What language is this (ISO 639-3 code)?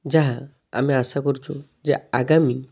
ori